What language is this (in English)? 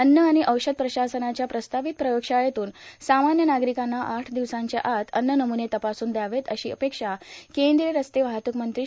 Marathi